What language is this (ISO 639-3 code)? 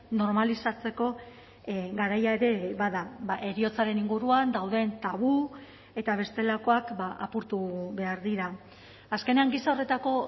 eus